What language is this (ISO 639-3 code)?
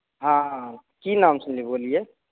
mai